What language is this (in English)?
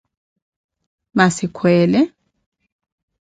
Koti